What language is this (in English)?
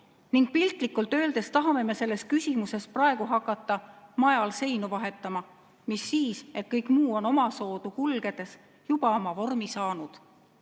Estonian